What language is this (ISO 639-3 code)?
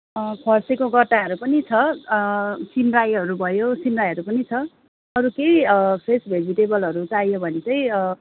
nep